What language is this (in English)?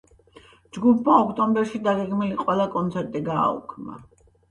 Georgian